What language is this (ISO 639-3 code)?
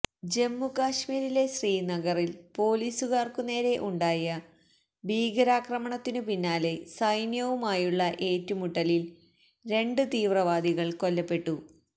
mal